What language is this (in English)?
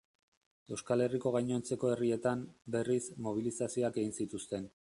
Basque